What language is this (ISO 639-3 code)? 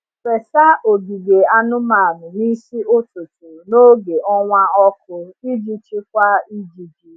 ibo